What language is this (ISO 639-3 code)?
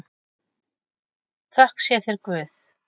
isl